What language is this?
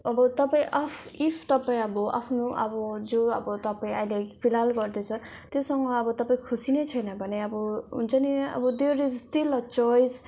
Nepali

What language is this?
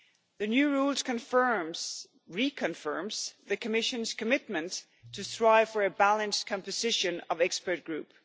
English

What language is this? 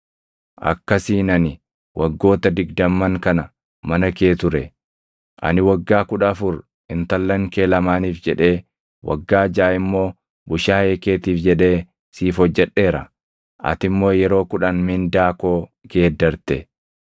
Oromo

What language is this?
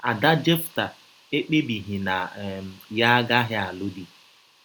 Igbo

